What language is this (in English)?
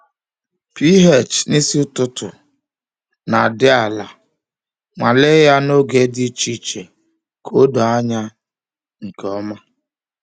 Igbo